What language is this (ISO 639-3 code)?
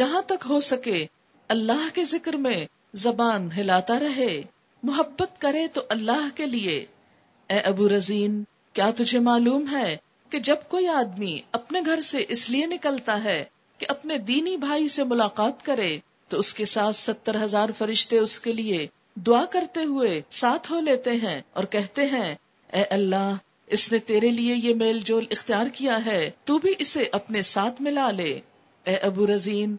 urd